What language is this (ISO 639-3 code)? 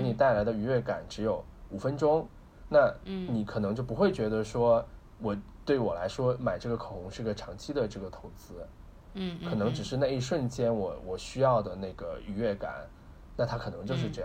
zho